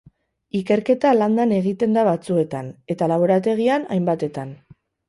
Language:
Basque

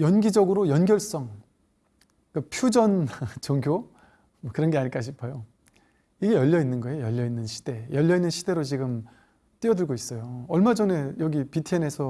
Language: Korean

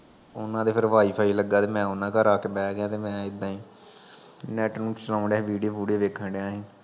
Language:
Punjabi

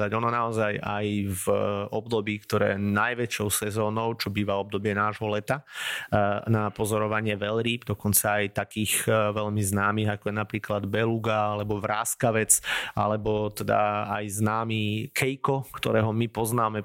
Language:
Slovak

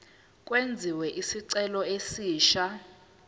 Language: Zulu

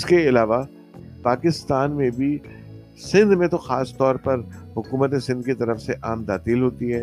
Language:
Urdu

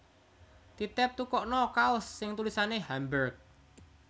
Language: Javanese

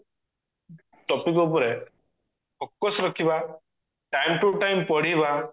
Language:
Odia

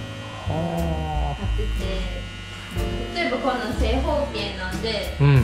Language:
Japanese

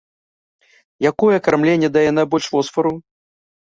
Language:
Belarusian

